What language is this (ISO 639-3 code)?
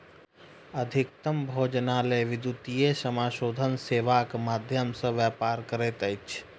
mai